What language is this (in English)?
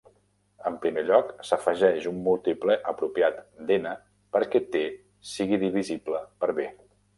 Catalan